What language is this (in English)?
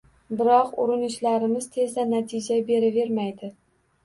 Uzbek